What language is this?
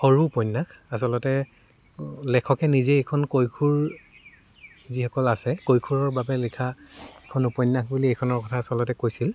Assamese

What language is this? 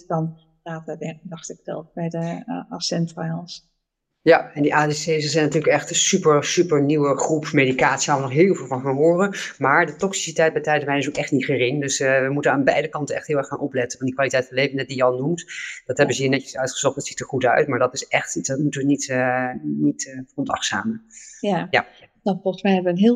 Dutch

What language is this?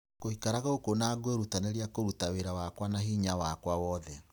Kikuyu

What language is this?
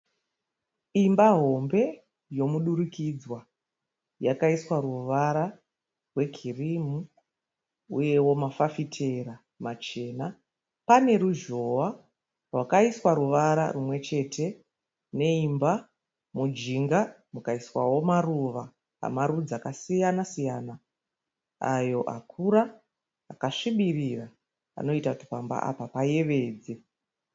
Shona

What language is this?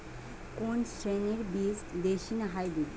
Bangla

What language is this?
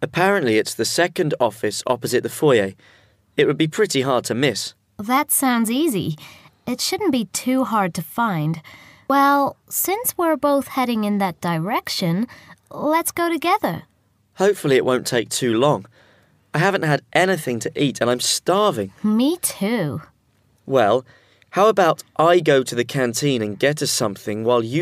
English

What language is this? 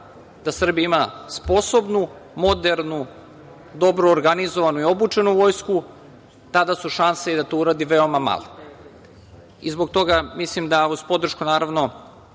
Serbian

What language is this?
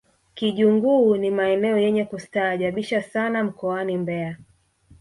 Swahili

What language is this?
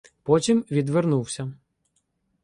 Ukrainian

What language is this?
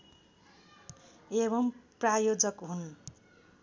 Nepali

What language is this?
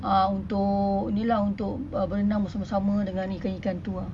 English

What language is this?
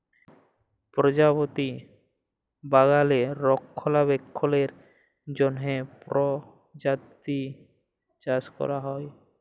Bangla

